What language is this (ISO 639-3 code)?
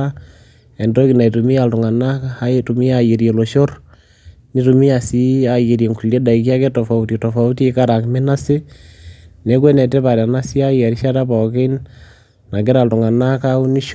mas